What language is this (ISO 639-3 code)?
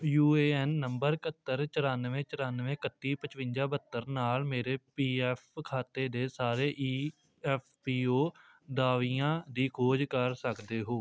pan